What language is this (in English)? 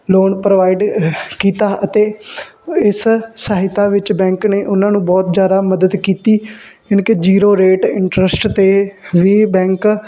Punjabi